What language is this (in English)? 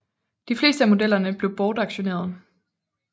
Danish